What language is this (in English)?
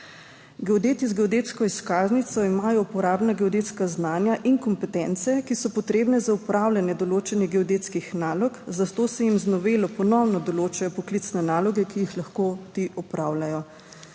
Slovenian